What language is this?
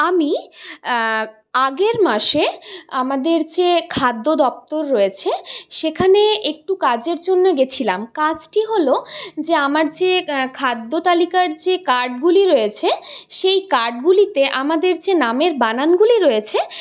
Bangla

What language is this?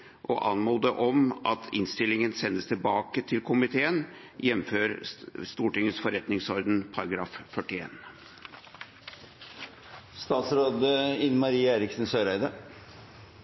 Norwegian Bokmål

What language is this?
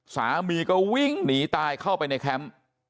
Thai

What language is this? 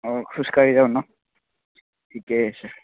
Assamese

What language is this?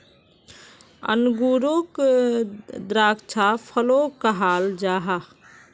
Magahi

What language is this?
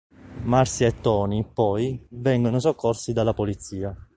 Italian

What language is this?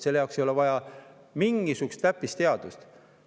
Estonian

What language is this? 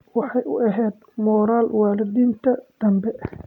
Somali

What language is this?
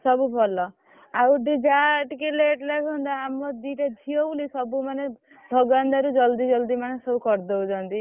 Odia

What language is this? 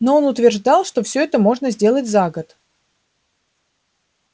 Russian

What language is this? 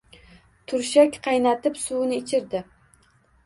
Uzbek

